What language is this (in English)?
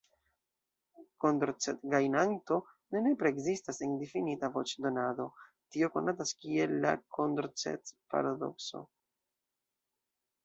Esperanto